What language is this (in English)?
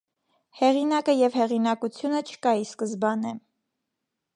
Armenian